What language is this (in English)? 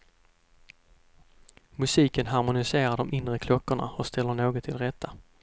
Swedish